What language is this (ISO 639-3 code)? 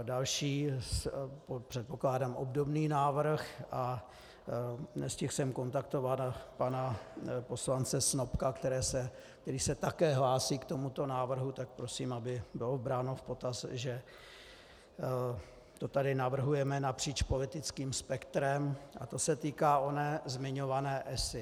ces